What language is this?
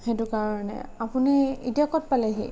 Assamese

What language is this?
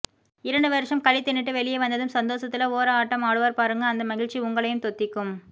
Tamil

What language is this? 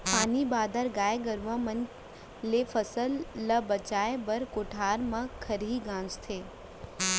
Chhattisgarhi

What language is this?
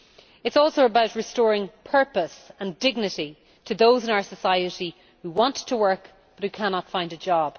English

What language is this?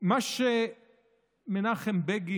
Hebrew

